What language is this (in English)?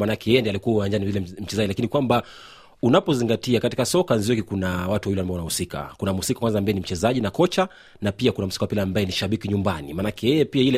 Swahili